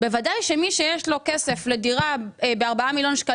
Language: Hebrew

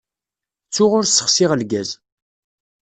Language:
Kabyle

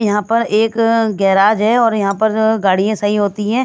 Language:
Hindi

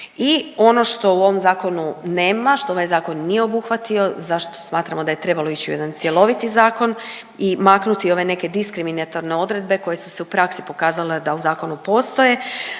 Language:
Croatian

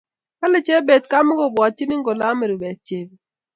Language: Kalenjin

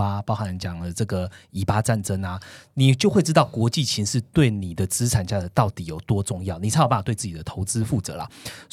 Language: Chinese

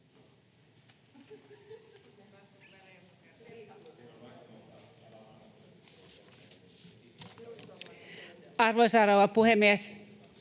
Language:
Finnish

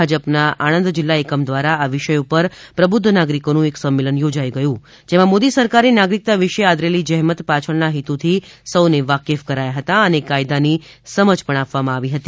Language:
Gujarati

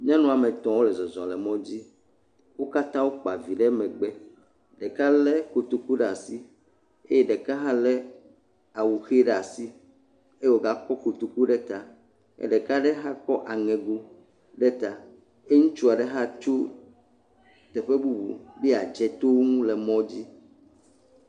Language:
Ewe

